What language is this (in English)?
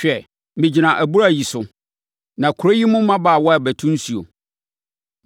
Akan